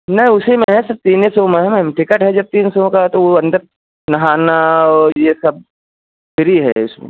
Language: Hindi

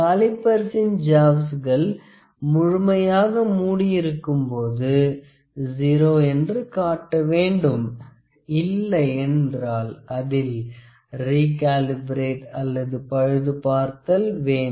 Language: Tamil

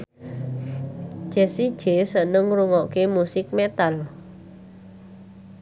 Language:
Javanese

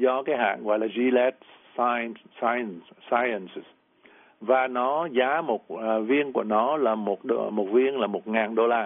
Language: Vietnamese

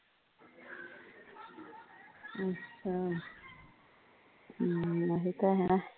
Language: Punjabi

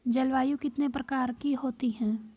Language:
Hindi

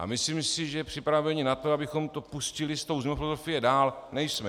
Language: Czech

